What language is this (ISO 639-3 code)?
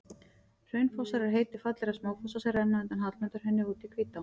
isl